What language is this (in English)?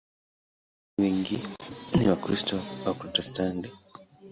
Swahili